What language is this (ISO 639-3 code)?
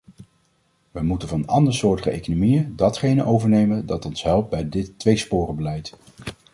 nld